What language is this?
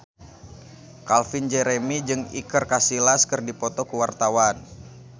Sundanese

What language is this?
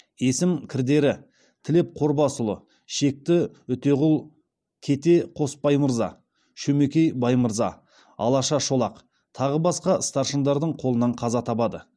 Kazakh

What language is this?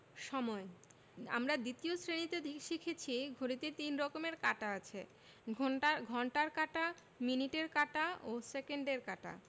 Bangla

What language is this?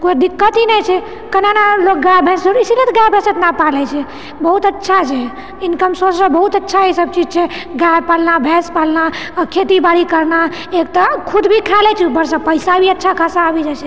Maithili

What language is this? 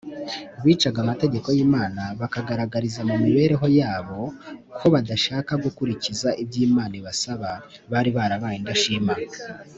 Kinyarwanda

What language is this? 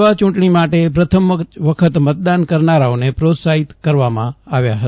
Gujarati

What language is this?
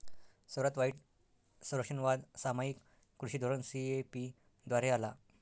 Marathi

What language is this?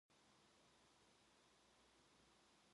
Korean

